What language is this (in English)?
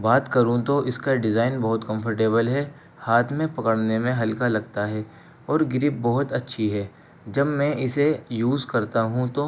Urdu